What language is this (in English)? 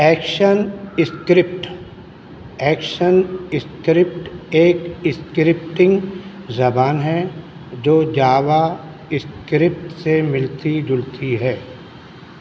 Urdu